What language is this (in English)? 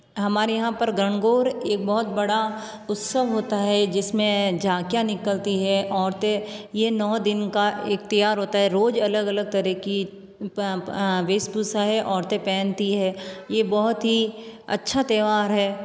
Hindi